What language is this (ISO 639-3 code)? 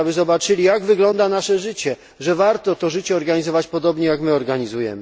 pol